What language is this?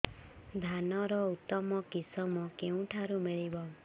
Odia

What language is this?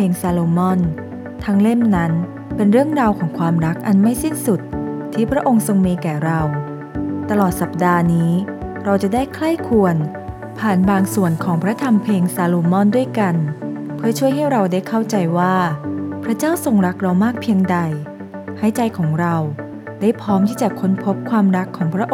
Thai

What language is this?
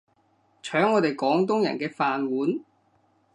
Cantonese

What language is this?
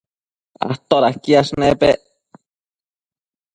Matsés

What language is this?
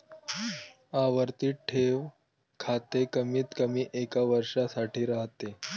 Marathi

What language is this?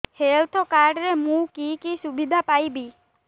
Odia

